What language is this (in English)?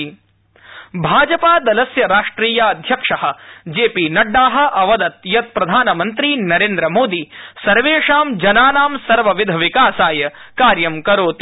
Sanskrit